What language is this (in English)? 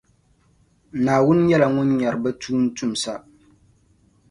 Dagbani